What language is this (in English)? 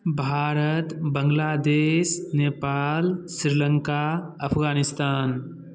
Maithili